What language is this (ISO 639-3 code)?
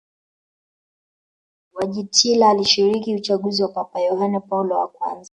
swa